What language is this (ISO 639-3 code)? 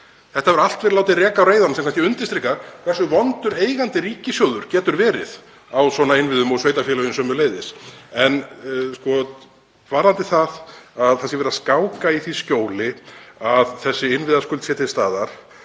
isl